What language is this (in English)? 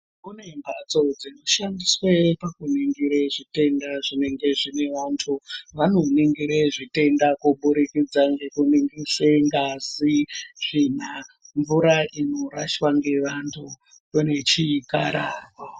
Ndau